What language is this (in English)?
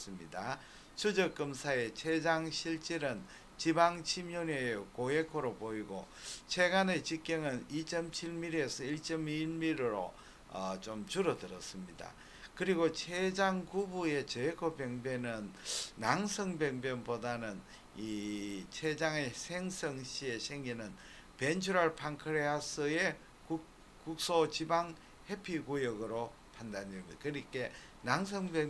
Korean